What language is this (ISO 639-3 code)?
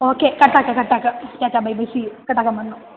san